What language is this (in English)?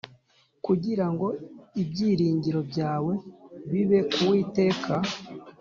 Kinyarwanda